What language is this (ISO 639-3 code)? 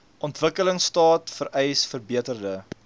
afr